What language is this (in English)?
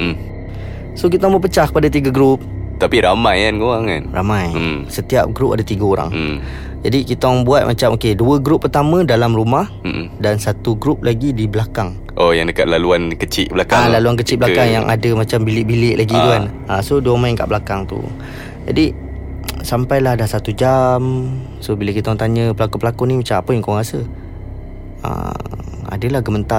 Malay